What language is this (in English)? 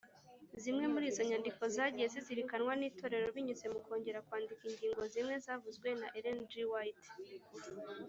Kinyarwanda